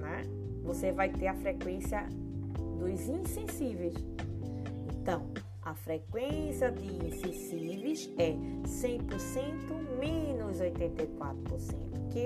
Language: Portuguese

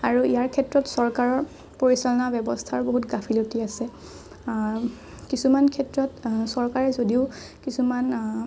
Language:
Assamese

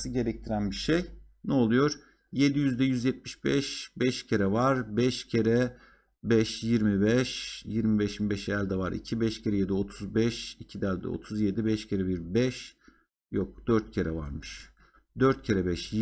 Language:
Turkish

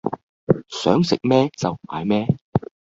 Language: Cantonese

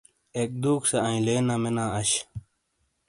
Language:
Shina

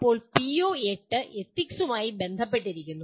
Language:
Malayalam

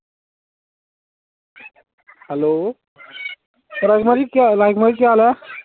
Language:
Dogri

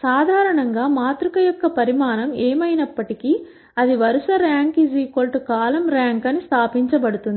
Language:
Telugu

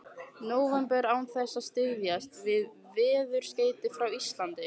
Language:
Icelandic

